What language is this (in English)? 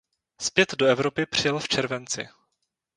Czech